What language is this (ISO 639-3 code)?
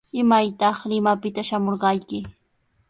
qws